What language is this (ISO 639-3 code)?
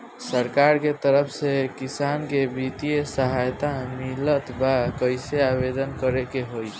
bho